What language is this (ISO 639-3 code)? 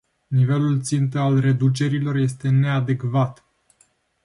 ron